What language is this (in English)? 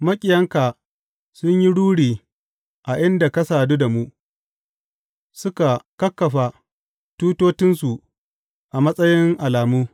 Hausa